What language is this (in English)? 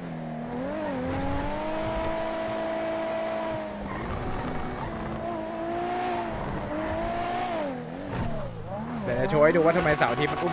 Thai